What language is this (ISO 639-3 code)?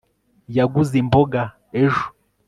kin